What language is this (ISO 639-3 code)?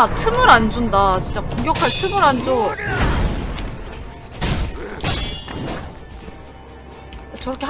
kor